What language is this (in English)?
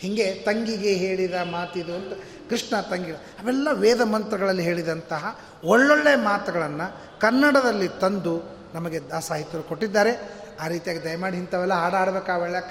Kannada